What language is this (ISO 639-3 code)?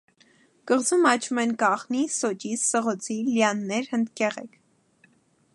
hye